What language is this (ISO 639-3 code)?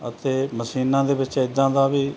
pan